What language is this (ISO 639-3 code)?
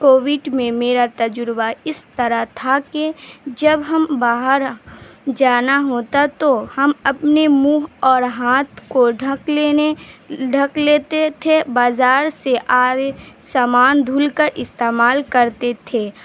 urd